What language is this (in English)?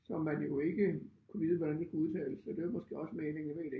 Danish